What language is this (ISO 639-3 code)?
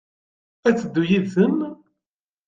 kab